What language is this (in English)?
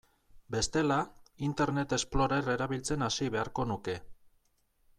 Basque